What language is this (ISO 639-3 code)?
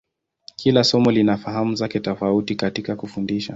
swa